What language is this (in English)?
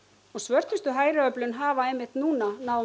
Icelandic